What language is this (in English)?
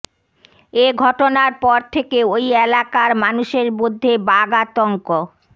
Bangla